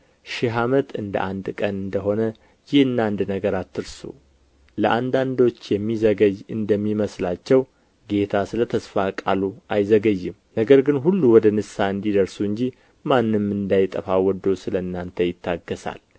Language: Amharic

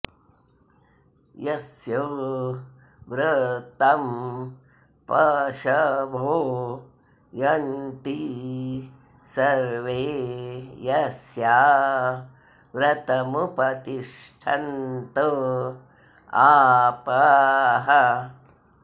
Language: Sanskrit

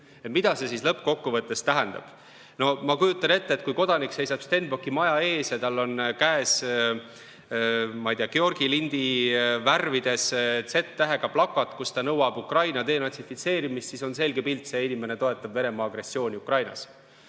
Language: Estonian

